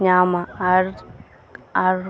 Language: Santali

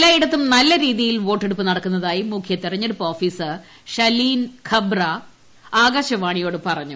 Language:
Malayalam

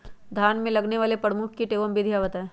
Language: Magahi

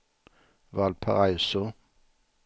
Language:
Swedish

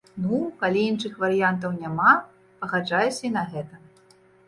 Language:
Belarusian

